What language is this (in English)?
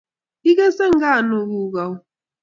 Kalenjin